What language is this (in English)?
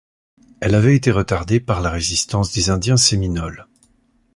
French